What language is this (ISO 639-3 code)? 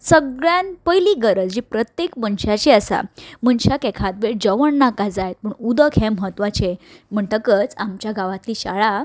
kok